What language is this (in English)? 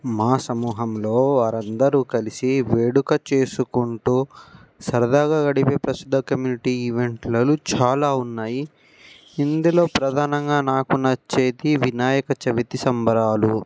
Telugu